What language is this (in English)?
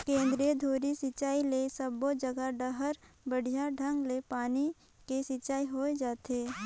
Chhattisgarhi